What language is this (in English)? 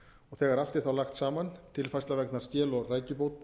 Icelandic